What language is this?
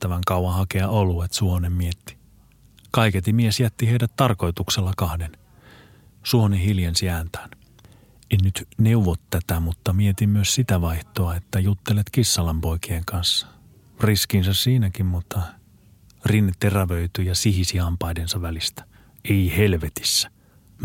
Finnish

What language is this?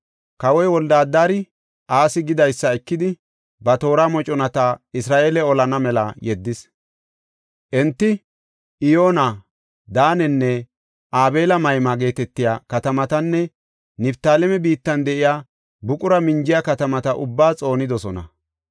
Gofa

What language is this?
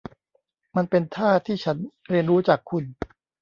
Thai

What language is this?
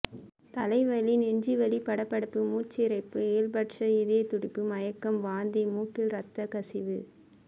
Tamil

